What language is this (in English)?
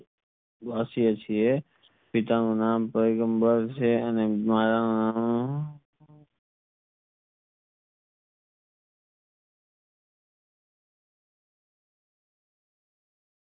Gujarati